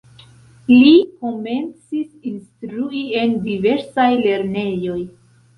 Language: Esperanto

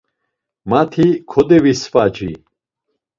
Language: Laz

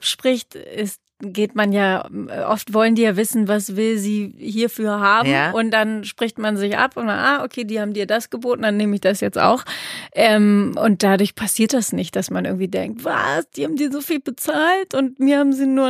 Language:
German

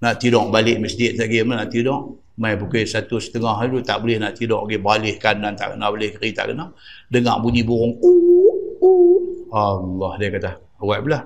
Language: Malay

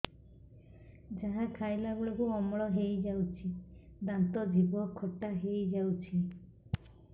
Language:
Odia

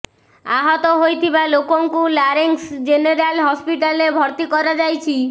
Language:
Odia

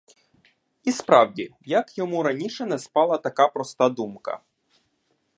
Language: Ukrainian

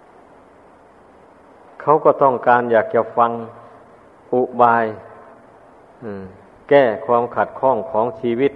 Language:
Thai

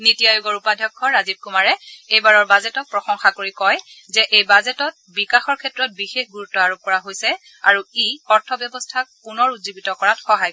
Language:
Assamese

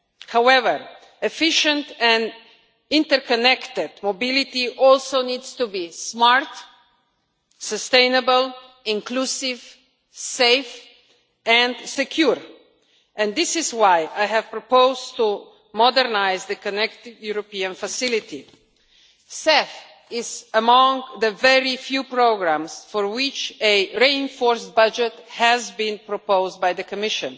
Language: English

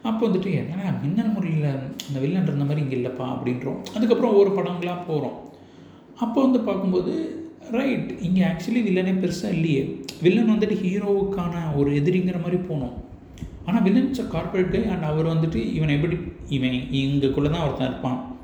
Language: Tamil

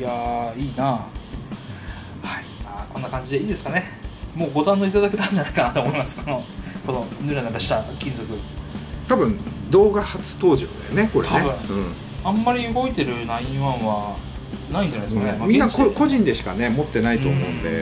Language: Japanese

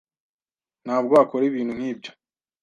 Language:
Kinyarwanda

